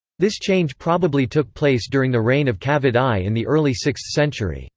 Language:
English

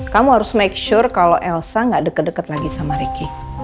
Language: Indonesian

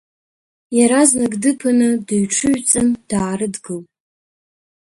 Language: Abkhazian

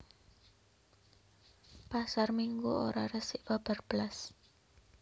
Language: Javanese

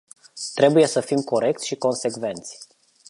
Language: Romanian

